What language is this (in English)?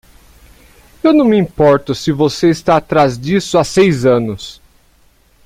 Portuguese